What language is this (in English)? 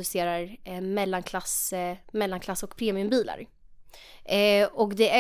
Swedish